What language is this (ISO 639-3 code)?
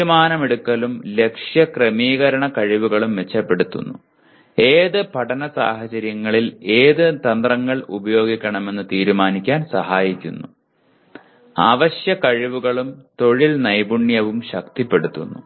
mal